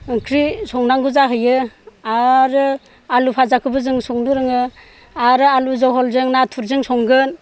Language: Bodo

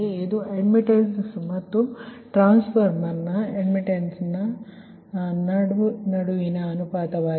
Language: Kannada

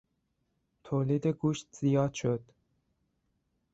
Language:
Persian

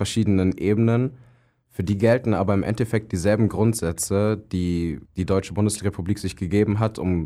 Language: German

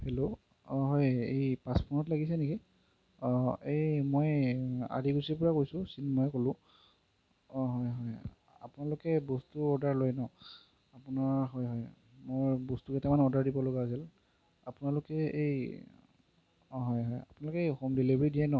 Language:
Assamese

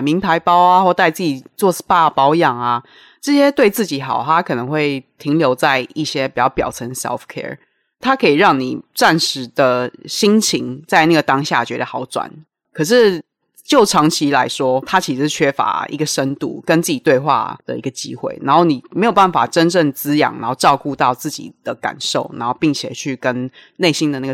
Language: Chinese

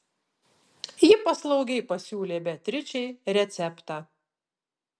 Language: Lithuanian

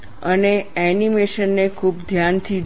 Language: Gujarati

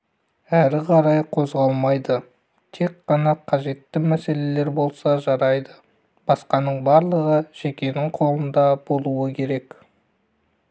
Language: Kazakh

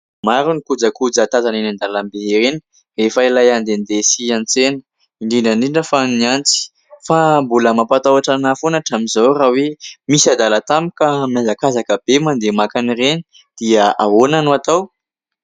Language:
Malagasy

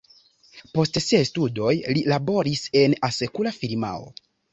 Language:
Esperanto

